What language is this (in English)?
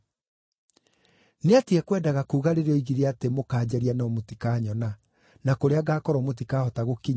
Kikuyu